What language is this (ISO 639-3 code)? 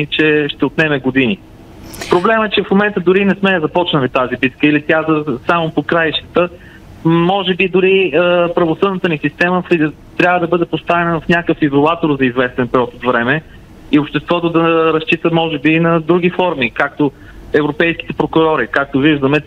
bul